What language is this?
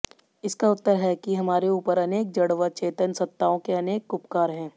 Hindi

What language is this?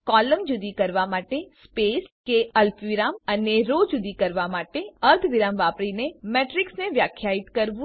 Gujarati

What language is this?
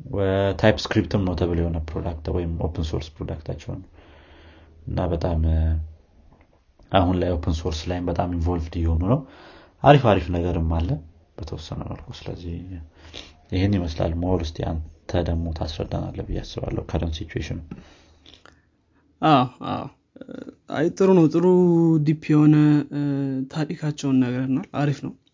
Amharic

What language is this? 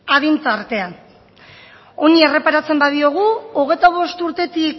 Basque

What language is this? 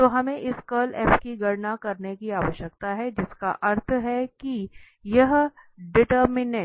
Hindi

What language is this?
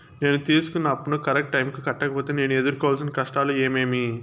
Telugu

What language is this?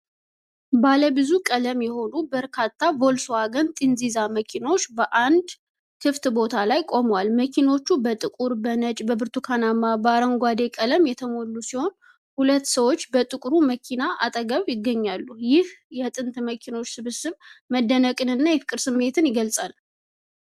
Amharic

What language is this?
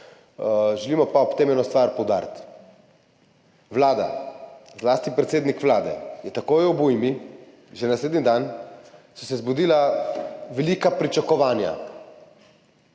Slovenian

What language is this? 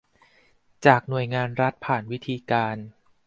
Thai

